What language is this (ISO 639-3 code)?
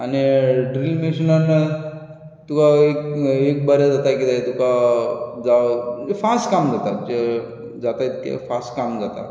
kok